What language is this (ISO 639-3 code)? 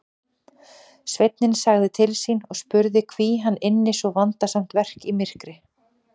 isl